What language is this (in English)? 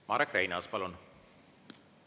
Estonian